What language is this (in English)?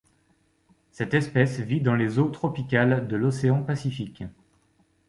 French